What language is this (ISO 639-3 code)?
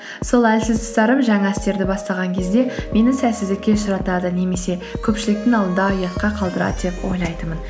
kaz